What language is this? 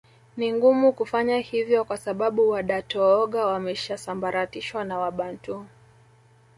Swahili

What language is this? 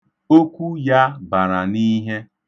Igbo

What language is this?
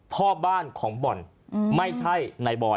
Thai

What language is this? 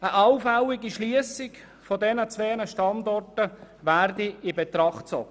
Swiss German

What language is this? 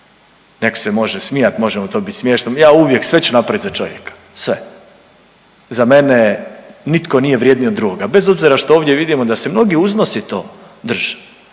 Croatian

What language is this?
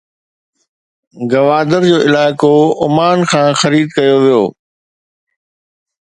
Sindhi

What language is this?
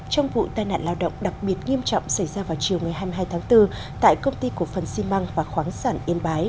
Vietnamese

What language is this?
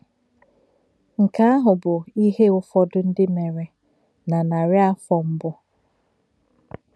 Igbo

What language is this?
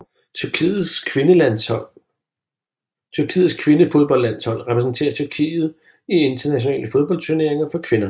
Danish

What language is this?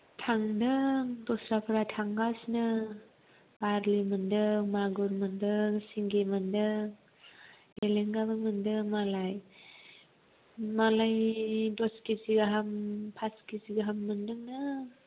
Bodo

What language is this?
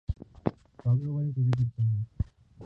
Urdu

